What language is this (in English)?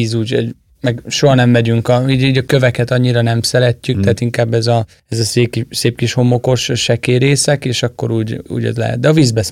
Hungarian